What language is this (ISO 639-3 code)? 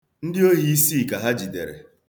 ibo